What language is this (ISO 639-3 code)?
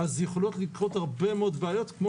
heb